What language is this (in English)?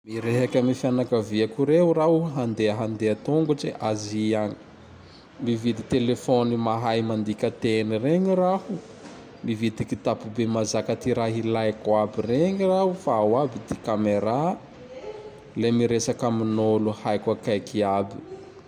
Tandroy-Mahafaly Malagasy